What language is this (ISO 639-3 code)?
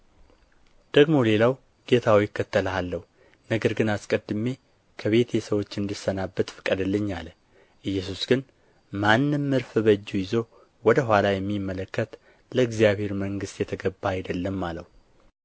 amh